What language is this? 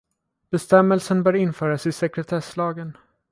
Swedish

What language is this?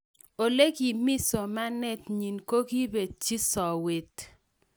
Kalenjin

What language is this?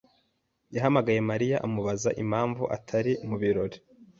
Kinyarwanda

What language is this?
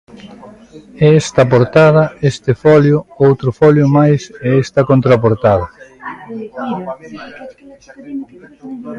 Galician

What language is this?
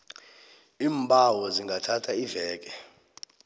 South Ndebele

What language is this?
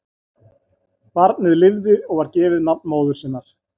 Icelandic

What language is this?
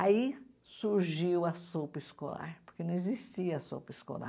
Portuguese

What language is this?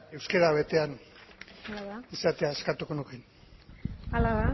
Basque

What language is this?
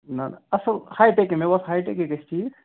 Kashmiri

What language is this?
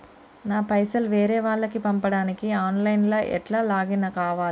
Telugu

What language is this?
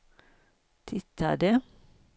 Swedish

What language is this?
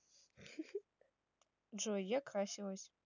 Russian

